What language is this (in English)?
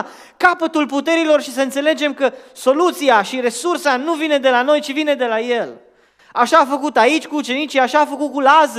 Romanian